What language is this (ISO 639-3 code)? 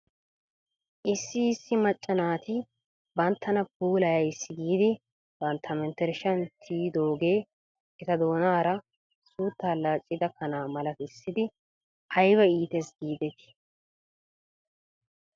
wal